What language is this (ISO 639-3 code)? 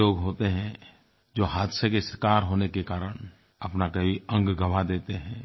hin